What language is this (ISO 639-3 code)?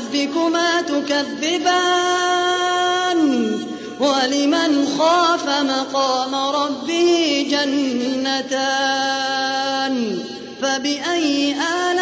ara